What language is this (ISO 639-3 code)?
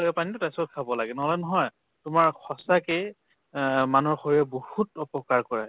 asm